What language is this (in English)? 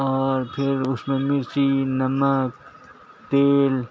Urdu